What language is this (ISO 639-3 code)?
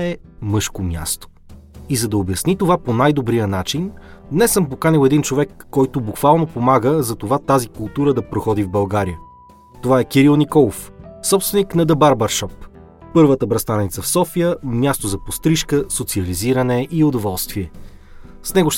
bul